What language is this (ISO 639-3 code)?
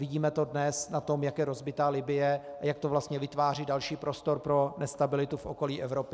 ces